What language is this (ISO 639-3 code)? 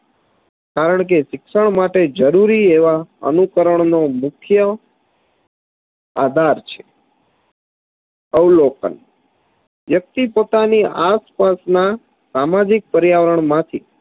guj